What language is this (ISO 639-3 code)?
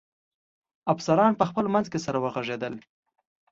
pus